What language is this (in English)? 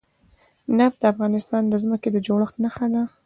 Pashto